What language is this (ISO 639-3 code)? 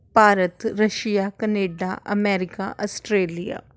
pan